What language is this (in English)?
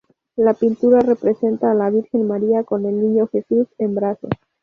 Spanish